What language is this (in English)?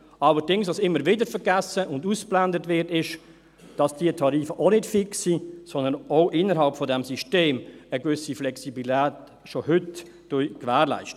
Swiss German